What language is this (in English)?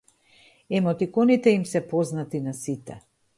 Macedonian